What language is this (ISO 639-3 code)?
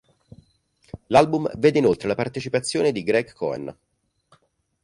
ita